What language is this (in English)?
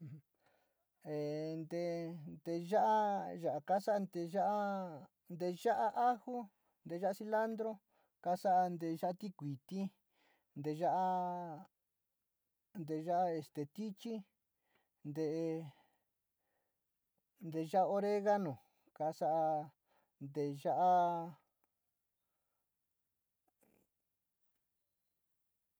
Sinicahua Mixtec